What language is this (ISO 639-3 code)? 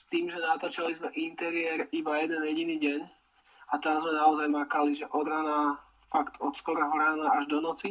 slk